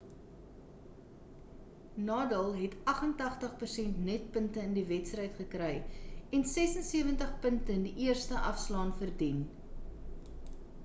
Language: Afrikaans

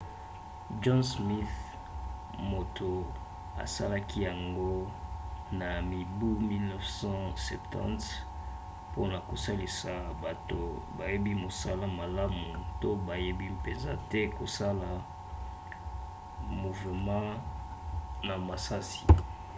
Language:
Lingala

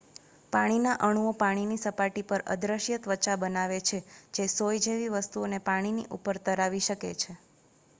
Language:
Gujarati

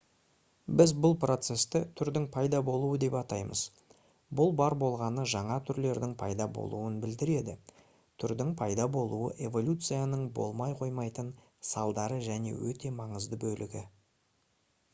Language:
Kazakh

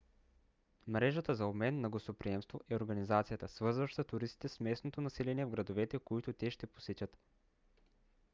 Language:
Bulgarian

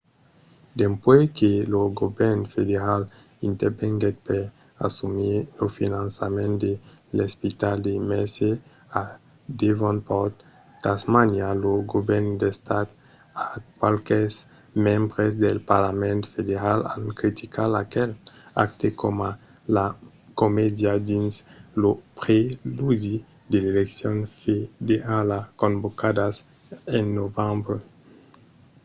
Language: Occitan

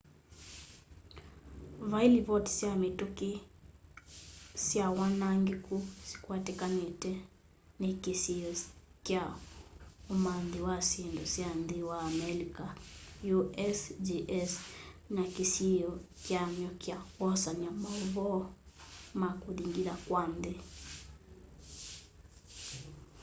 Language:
Kamba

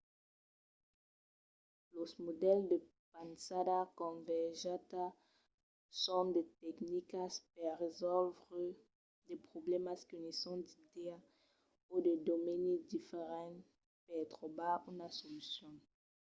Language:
Occitan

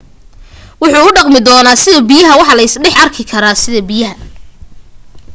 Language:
Somali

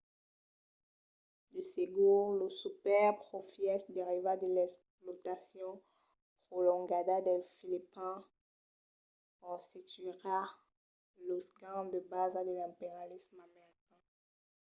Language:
Occitan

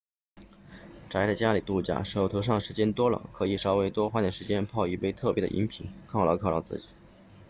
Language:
Chinese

